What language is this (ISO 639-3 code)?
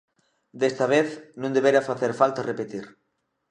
glg